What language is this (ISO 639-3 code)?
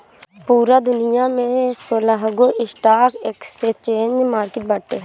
bho